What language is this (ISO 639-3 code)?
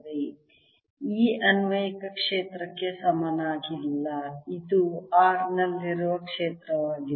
kan